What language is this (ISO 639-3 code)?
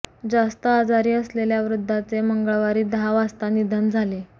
mar